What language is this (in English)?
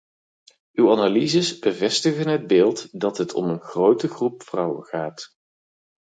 Dutch